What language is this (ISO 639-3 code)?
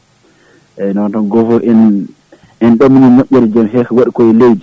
ful